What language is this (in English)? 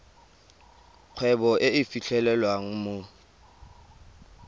Tswana